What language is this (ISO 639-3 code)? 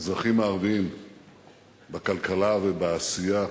heb